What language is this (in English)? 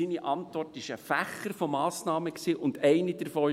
Swiss German